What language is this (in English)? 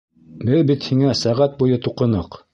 Bashkir